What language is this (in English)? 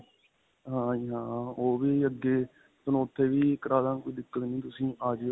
Punjabi